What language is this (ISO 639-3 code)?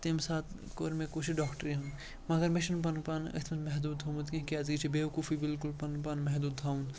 kas